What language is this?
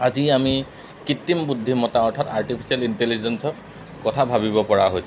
Assamese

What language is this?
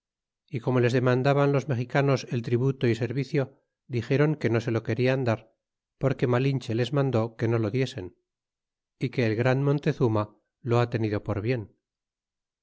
Spanish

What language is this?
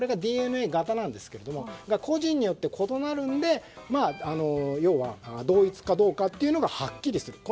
Japanese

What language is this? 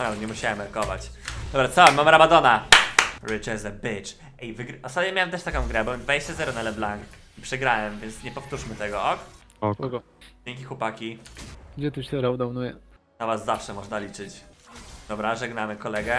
Polish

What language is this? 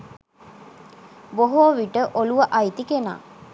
Sinhala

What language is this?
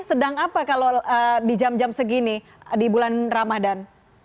Indonesian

